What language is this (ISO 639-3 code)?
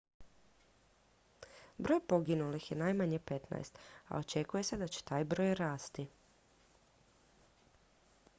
hrv